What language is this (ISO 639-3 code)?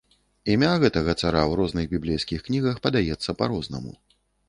bel